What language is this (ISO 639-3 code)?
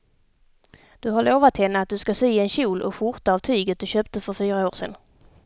swe